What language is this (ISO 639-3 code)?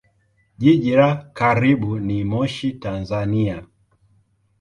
swa